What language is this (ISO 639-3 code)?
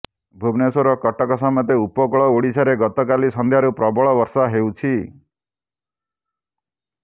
ori